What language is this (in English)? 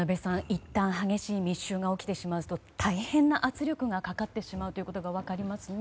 Japanese